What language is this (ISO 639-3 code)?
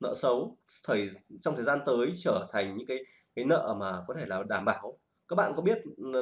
vie